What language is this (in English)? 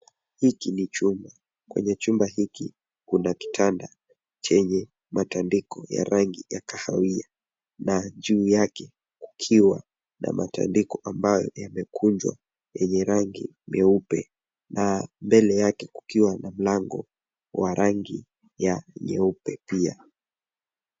Swahili